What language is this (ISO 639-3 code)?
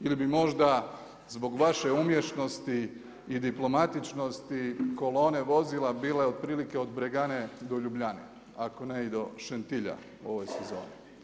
hrv